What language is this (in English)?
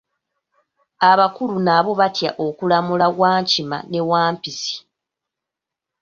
Ganda